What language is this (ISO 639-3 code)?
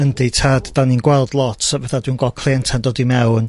cym